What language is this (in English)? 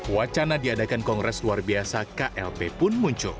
Indonesian